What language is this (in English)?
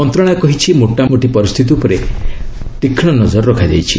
Odia